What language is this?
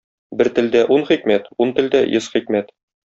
Tatar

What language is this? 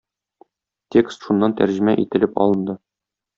Tatar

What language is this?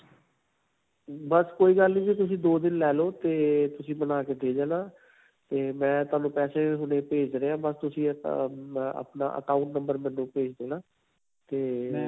Punjabi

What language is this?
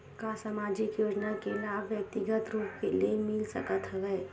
Chhattisgarhi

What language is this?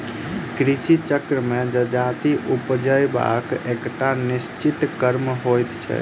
Maithili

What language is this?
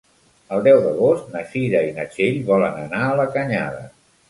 Catalan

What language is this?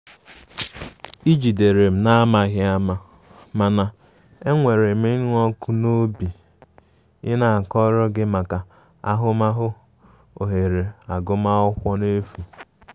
Igbo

